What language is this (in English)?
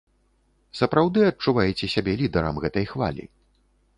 Belarusian